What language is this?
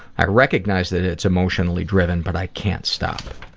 English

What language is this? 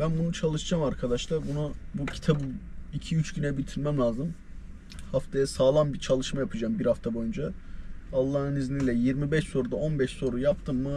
Turkish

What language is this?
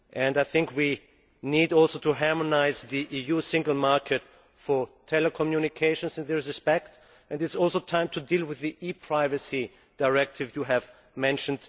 English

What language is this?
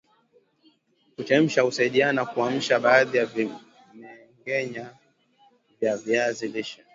Swahili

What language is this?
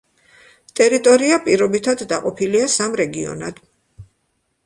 Georgian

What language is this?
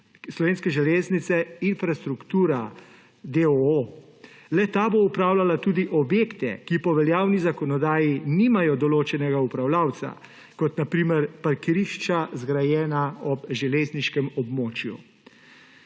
Slovenian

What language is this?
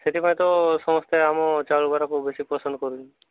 Odia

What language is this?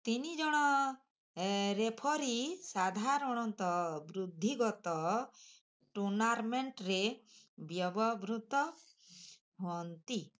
Odia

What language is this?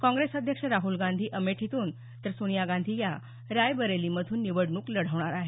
Marathi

